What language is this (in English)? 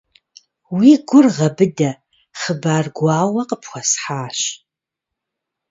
Kabardian